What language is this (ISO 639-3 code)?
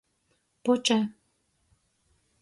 ltg